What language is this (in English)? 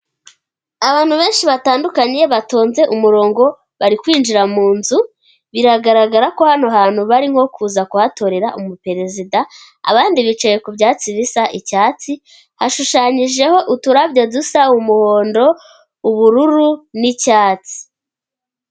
Kinyarwanda